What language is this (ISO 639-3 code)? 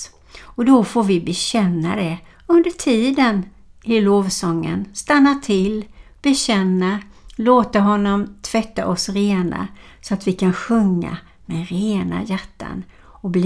swe